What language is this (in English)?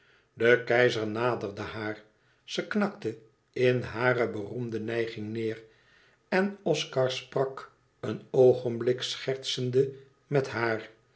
Dutch